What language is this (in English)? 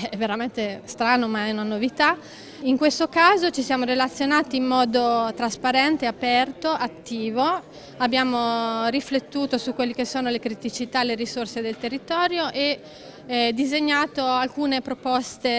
Italian